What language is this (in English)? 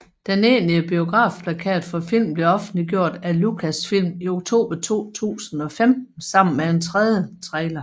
Danish